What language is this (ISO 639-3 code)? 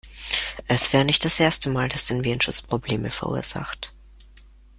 deu